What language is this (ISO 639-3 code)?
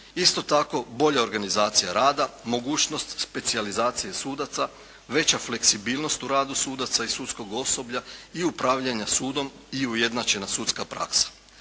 hrv